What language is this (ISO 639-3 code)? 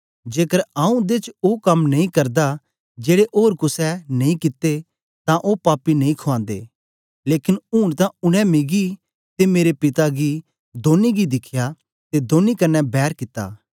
doi